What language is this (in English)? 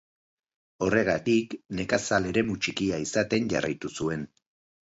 Basque